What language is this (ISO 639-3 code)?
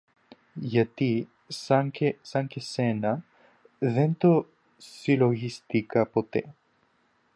ell